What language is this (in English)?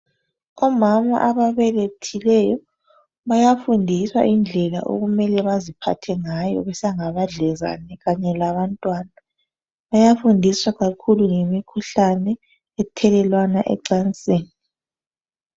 North Ndebele